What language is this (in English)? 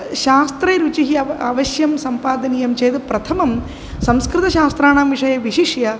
Sanskrit